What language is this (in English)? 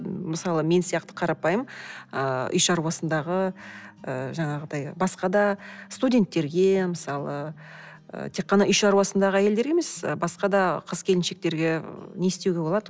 Kazakh